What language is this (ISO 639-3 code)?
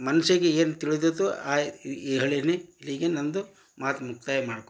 kan